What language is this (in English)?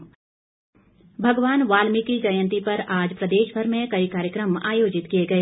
Hindi